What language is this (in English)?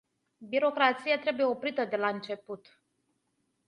Romanian